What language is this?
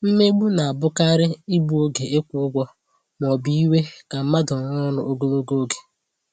Igbo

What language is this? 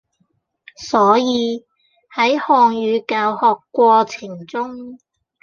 Cantonese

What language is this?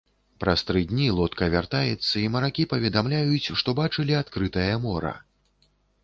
Belarusian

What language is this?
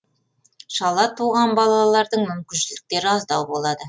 Kazakh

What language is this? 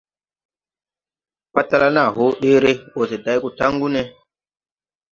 Tupuri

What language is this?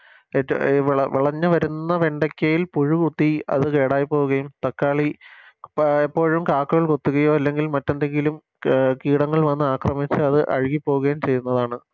Malayalam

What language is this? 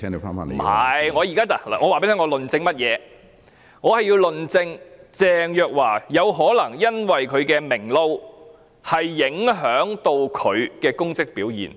Cantonese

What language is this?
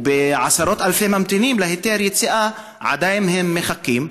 Hebrew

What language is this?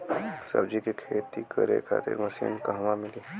Bhojpuri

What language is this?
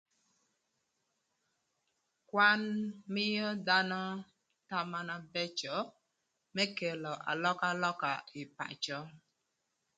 Thur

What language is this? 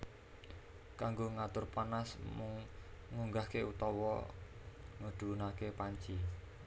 Javanese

